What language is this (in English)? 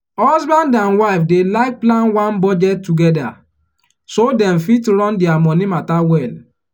Nigerian Pidgin